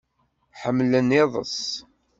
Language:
Kabyle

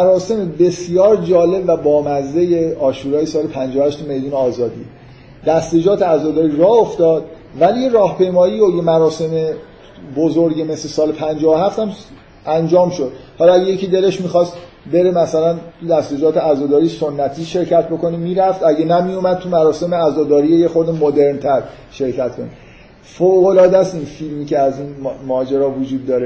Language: Persian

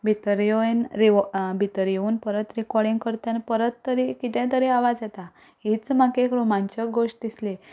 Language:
Konkani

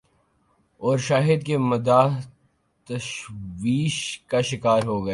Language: Urdu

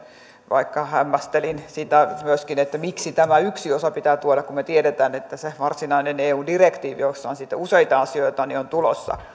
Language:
Finnish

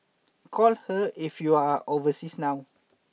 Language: English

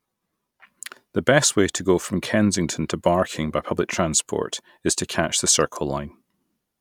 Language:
English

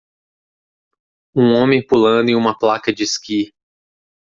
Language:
Portuguese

